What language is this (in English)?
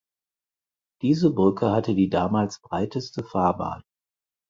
German